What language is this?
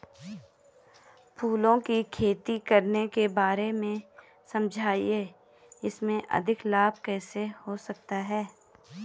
Hindi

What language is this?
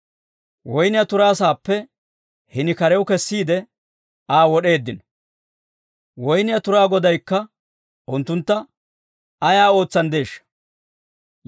Dawro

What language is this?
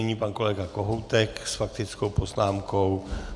Czech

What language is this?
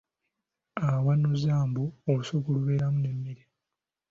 Ganda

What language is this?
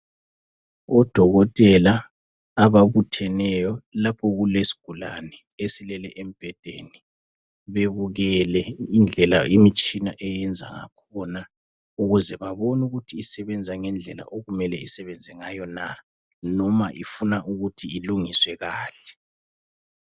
North Ndebele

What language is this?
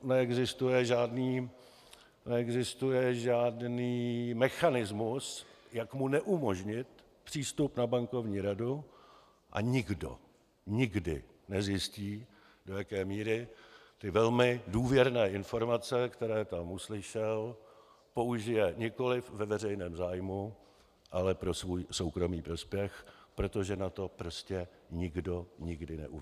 Czech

